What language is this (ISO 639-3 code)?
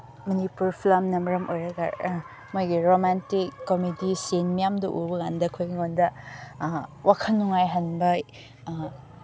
mni